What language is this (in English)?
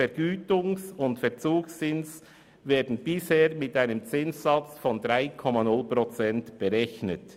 Swiss German